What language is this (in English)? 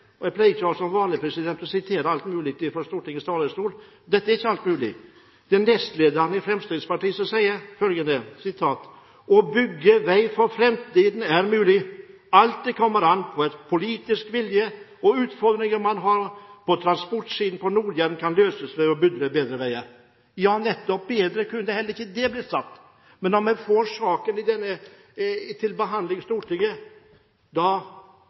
Norwegian Bokmål